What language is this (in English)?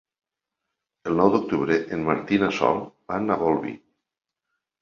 Catalan